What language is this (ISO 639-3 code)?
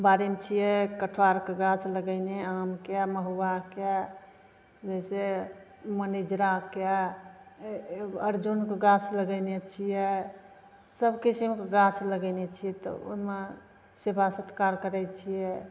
mai